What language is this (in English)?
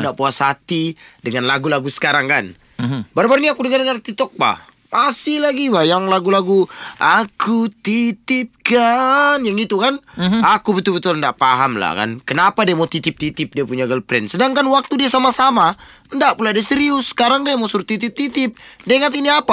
Malay